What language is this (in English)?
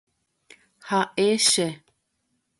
Guarani